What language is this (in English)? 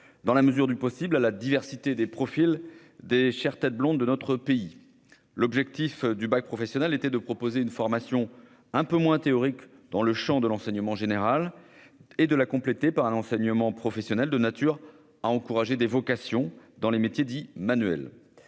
French